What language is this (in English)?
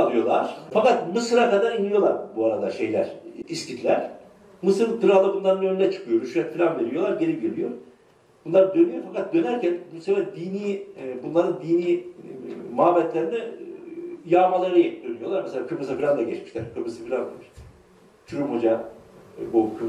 Turkish